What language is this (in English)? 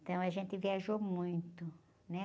Portuguese